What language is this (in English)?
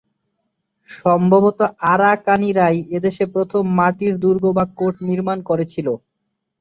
Bangla